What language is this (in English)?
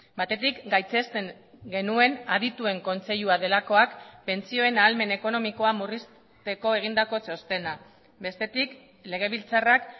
Basque